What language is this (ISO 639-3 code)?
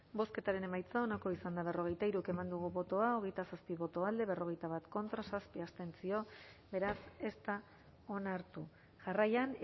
eus